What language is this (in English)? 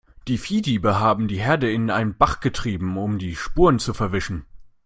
German